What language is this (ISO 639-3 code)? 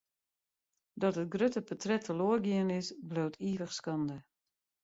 fry